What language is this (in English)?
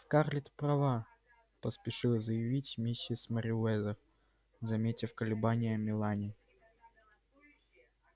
Russian